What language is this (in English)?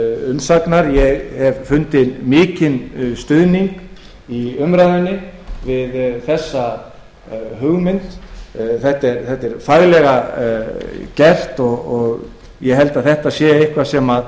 Icelandic